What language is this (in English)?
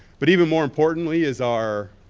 English